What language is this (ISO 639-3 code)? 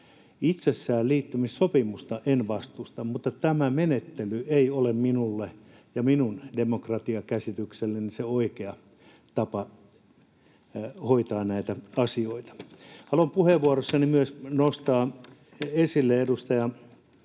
fin